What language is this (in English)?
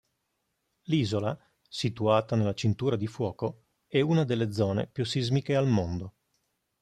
Italian